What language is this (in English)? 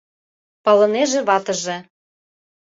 Mari